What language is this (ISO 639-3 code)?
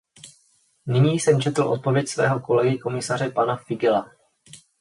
ces